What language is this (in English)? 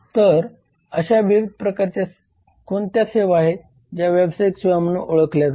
Marathi